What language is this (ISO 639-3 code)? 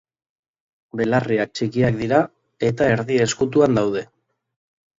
eus